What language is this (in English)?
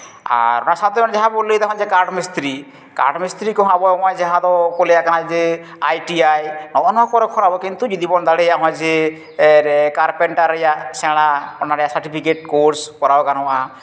Santali